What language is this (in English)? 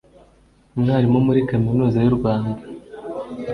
Kinyarwanda